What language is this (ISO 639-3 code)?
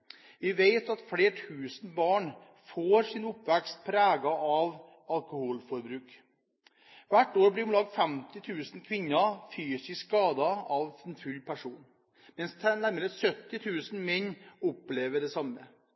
nob